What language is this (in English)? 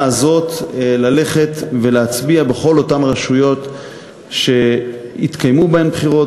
Hebrew